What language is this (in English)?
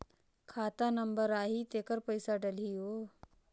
Chhattisgarhi